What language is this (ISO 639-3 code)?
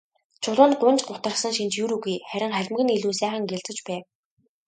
mon